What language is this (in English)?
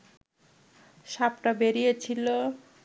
Bangla